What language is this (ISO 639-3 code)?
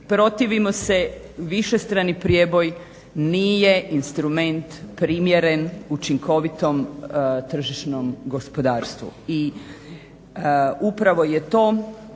hrv